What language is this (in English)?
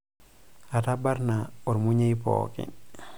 Masai